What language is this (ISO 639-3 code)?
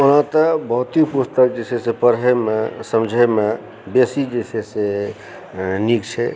mai